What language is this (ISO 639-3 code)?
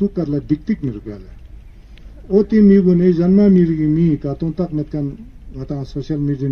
ron